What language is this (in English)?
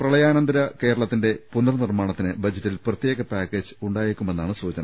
Malayalam